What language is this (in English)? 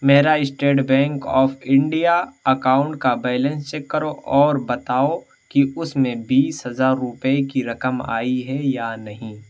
Urdu